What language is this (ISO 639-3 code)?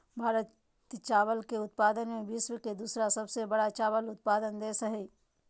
mag